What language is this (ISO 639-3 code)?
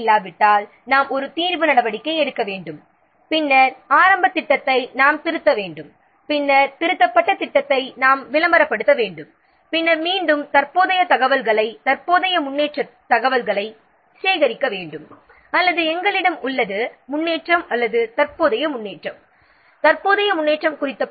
tam